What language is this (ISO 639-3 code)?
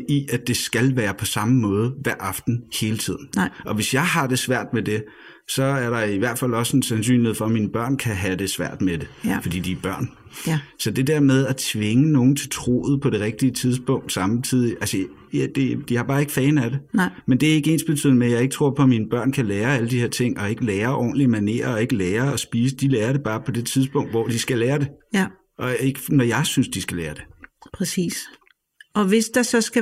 dan